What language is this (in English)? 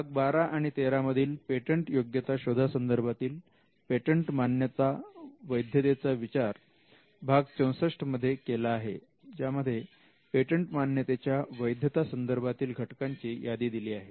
Marathi